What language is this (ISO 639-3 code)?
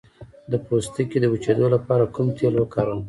pus